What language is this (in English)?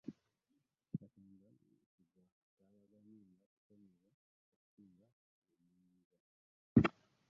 Ganda